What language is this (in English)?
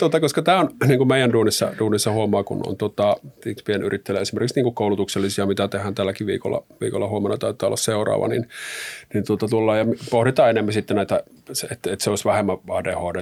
Finnish